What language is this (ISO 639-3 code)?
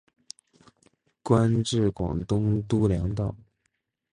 zho